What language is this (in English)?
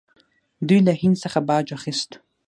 Pashto